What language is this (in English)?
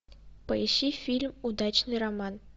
Russian